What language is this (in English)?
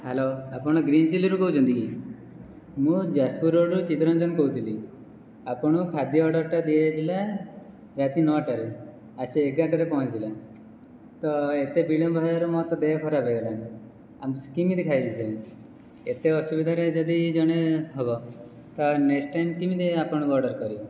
Odia